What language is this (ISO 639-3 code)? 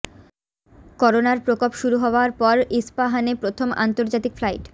ben